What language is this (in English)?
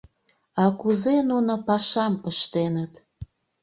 Mari